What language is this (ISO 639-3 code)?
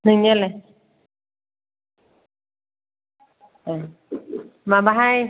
brx